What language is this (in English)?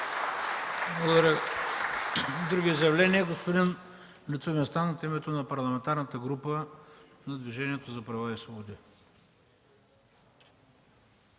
Bulgarian